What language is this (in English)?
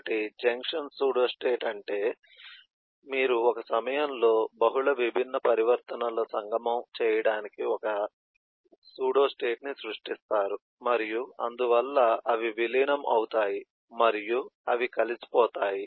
Telugu